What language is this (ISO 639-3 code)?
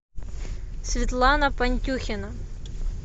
rus